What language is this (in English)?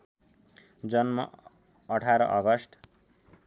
Nepali